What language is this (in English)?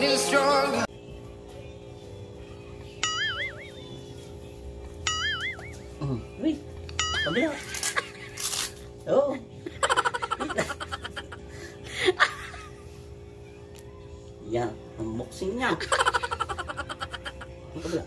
Dutch